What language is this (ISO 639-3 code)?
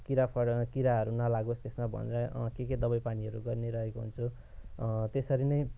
nep